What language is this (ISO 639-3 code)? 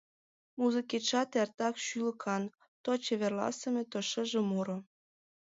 chm